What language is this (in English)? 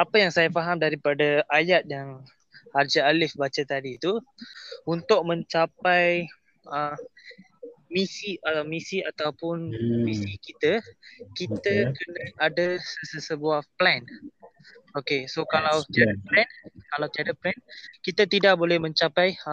Malay